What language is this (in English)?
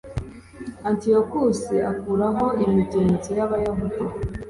Kinyarwanda